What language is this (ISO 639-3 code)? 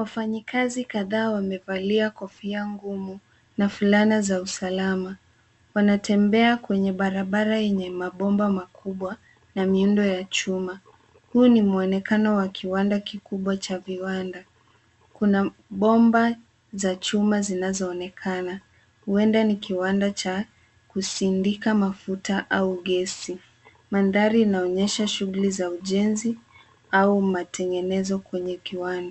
swa